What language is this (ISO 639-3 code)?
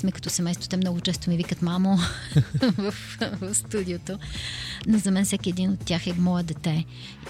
bul